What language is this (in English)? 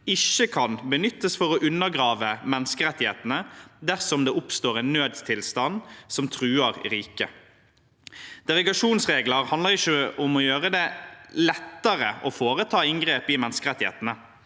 Norwegian